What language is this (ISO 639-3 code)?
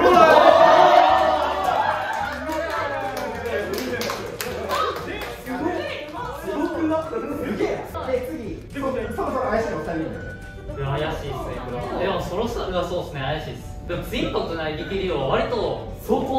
jpn